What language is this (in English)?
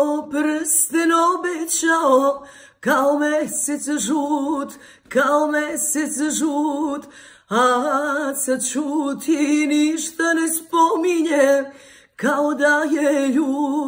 Turkish